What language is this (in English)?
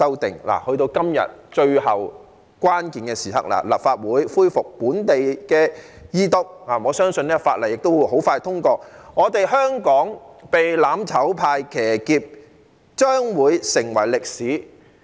Cantonese